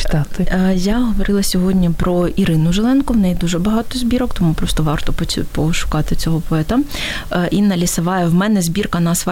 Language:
Ukrainian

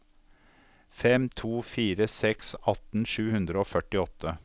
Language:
Norwegian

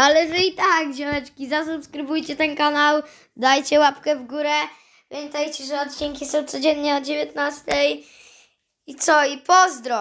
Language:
Polish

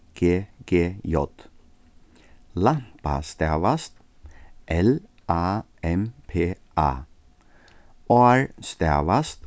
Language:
Faroese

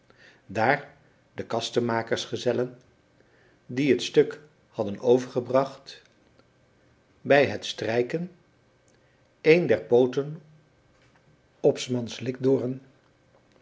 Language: Dutch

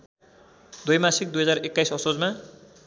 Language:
Nepali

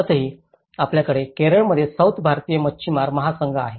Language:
Marathi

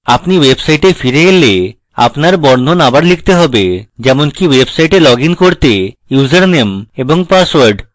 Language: Bangla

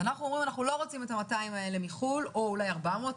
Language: Hebrew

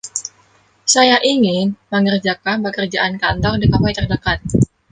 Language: Indonesian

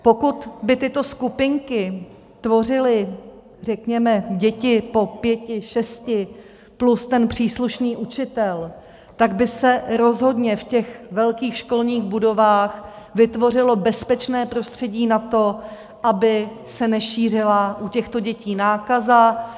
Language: Czech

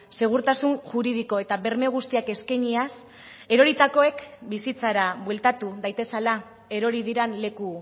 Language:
Basque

